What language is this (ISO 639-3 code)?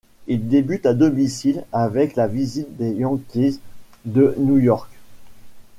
fra